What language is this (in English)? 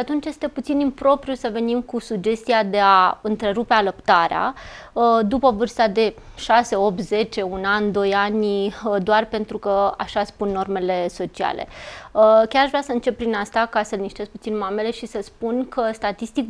Romanian